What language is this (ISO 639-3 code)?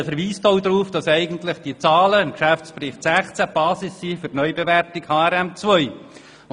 gsw